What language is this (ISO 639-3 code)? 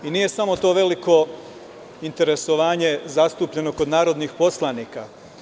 srp